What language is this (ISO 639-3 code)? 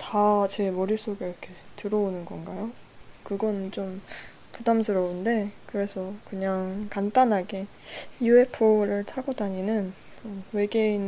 kor